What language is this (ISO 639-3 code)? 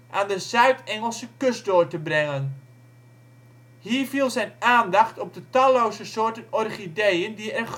nld